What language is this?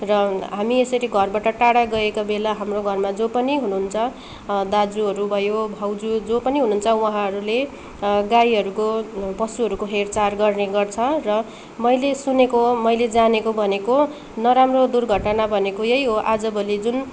Nepali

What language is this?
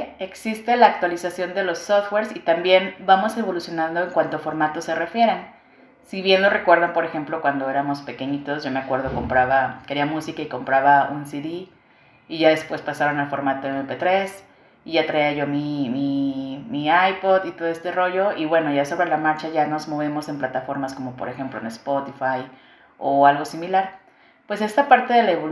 Spanish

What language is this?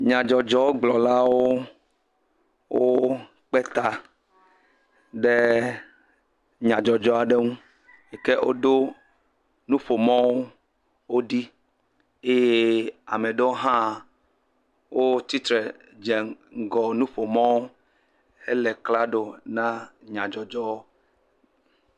Ewe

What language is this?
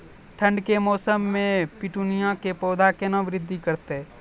Maithili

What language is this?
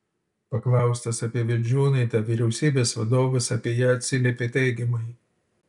Lithuanian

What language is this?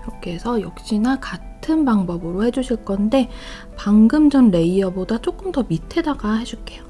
Korean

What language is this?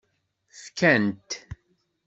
Kabyle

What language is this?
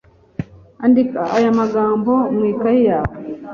Kinyarwanda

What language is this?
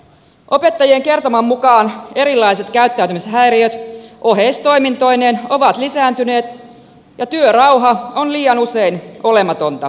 Finnish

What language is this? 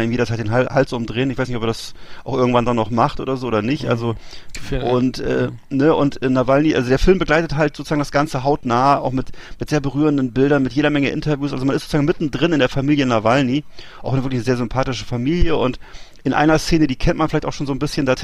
German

